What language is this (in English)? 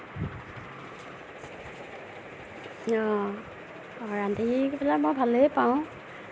Assamese